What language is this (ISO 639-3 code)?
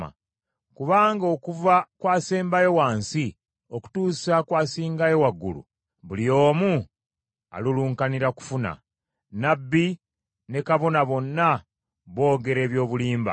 lug